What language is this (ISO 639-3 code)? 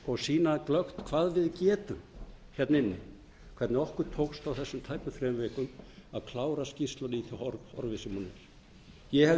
isl